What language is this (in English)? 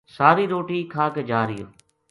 Gujari